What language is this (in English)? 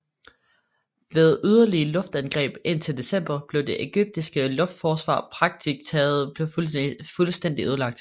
Danish